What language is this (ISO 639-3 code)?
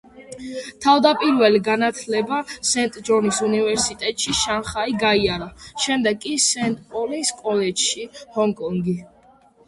kat